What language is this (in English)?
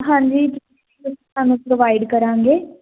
Punjabi